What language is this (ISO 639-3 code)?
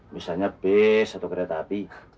ind